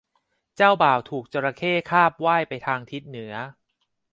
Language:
Thai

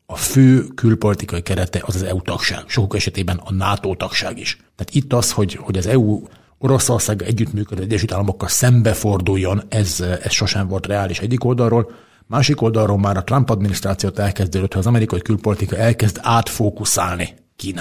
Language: Hungarian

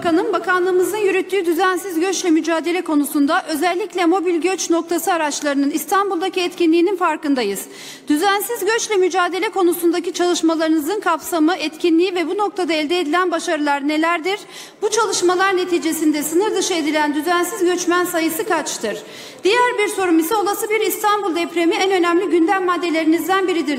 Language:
Turkish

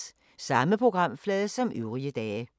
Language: Danish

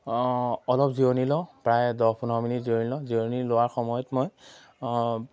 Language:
Assamese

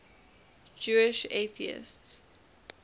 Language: English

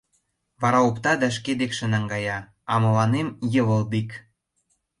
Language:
Mari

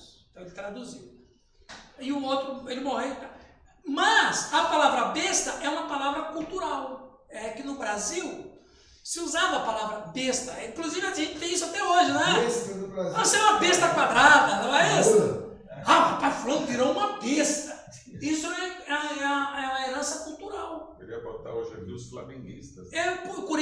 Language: Portuguese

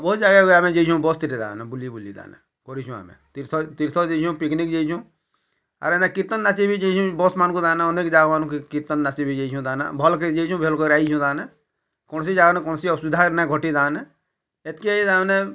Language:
Odia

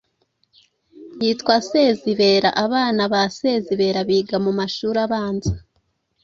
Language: Kinyarwanda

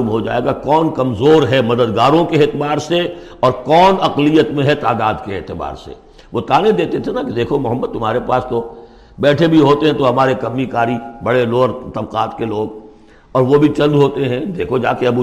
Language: Urdu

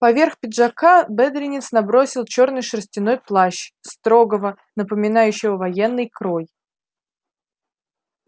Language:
Russian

